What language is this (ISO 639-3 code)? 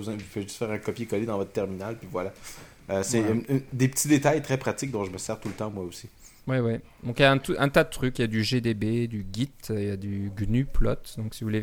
fra